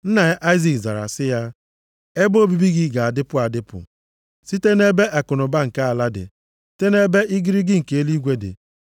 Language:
Igbo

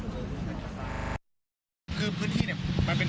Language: Thai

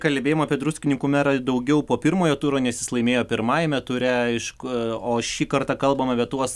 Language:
Lithuanian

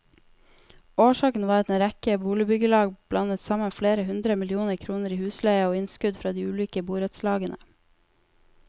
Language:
Norwegian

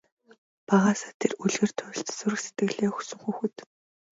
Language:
Mongolian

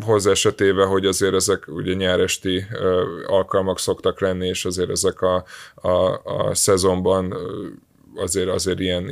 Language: Hungarian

